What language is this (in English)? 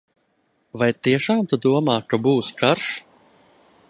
Latvian